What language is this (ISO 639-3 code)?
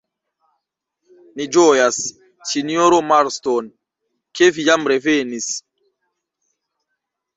epo